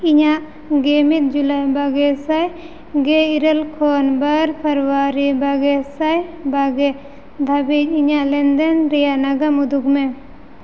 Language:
Santali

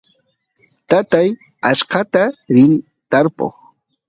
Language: Santiago del Estero Quichua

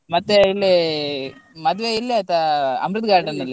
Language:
Kannada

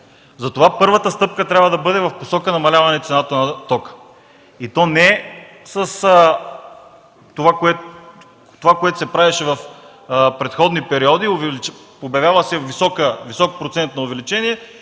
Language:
Bulgarian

